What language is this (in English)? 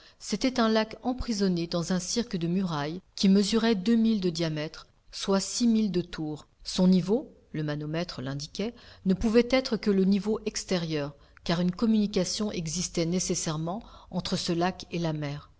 French